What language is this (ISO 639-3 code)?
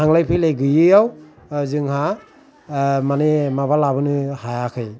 brx